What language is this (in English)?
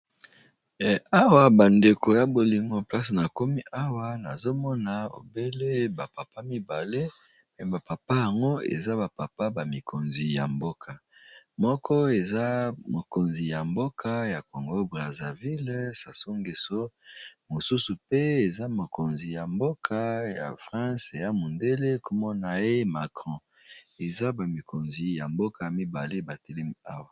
Lingala